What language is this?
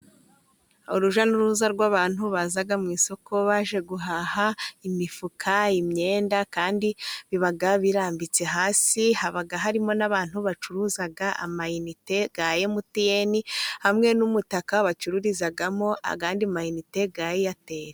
Kinyarwanda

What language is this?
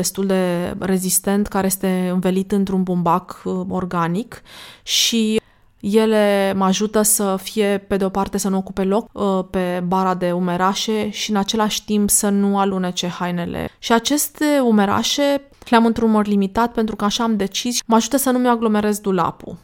Romanian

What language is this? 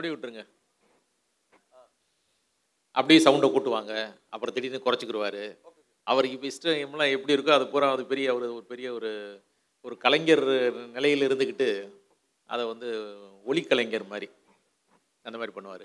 Tamil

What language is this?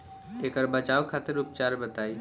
Bhojpuri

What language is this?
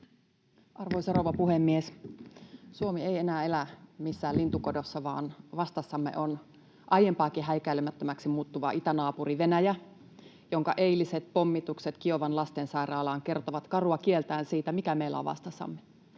Finnish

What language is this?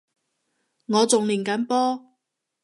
Cantonese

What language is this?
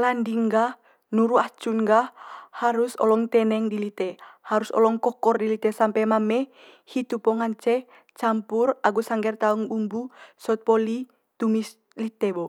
Manggarai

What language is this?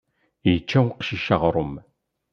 Kabyle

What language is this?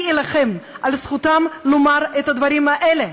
Hebrew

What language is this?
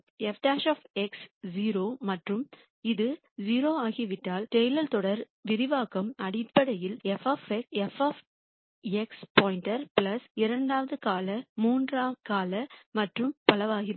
Tamil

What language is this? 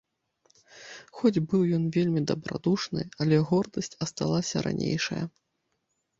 Belarusian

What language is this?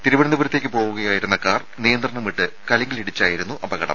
Malayalam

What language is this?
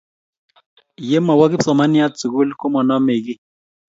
Kalenjin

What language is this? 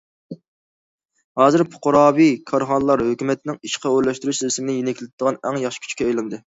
Uyghur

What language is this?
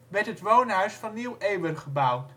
Dutch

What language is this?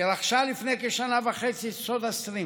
Hebrew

